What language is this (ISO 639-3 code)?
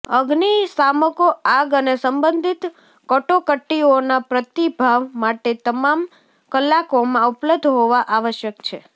guj